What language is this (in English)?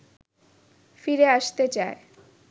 Bangla